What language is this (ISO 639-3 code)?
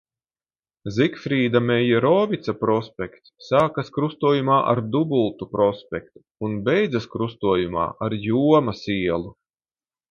lav